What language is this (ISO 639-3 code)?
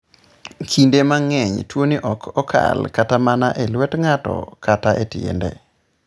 luo